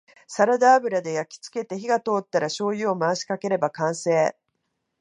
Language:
Japanese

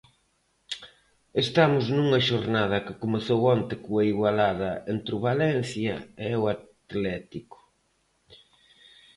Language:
Galician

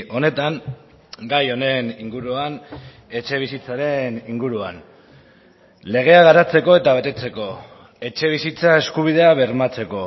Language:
Basque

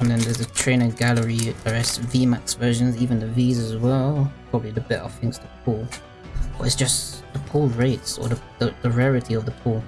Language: English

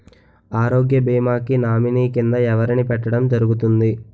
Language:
Telugu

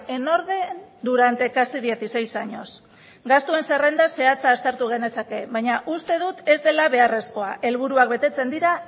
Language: Basque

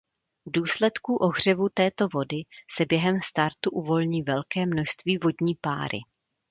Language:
Czech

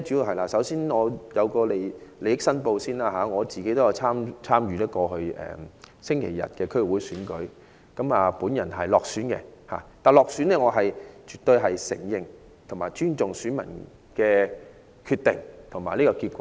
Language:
Cantonese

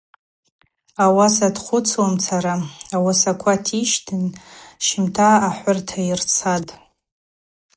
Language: Abaza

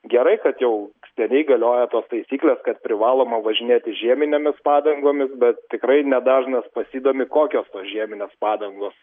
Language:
Lithuanian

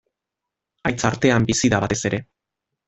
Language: Basque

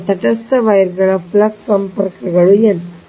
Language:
Kannada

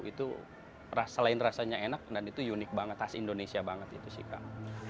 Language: Indonesian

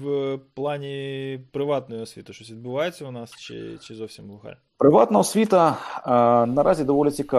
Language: Ukrainian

